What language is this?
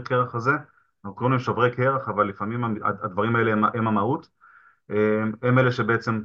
Hebrew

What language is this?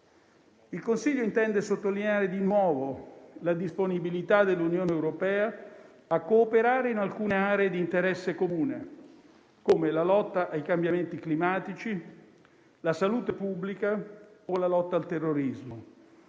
Italian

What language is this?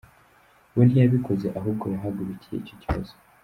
Kinyarwanda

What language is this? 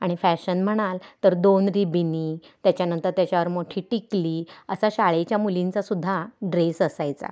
Marathi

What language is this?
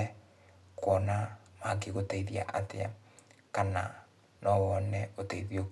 Kikuyu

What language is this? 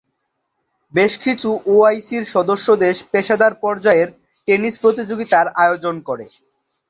Bangla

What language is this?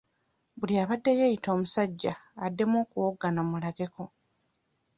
Ganda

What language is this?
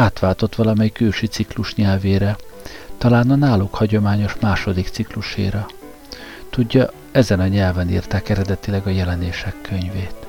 Hungarian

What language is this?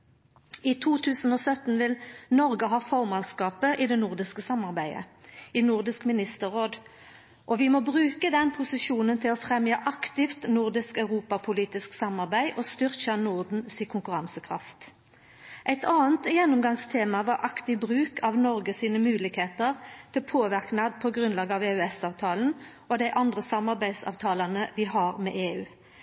Norwegian Nynorsk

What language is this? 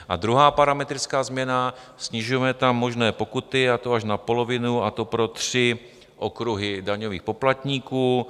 Czech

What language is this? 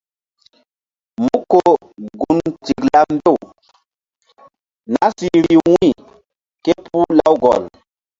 Mbum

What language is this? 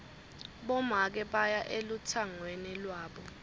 Swati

